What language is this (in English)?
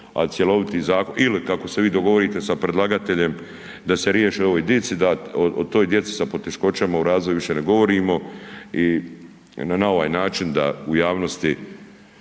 Croatian